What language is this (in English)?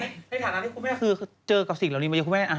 Thai